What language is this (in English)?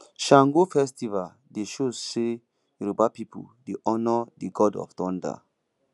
Nigerian Pidgin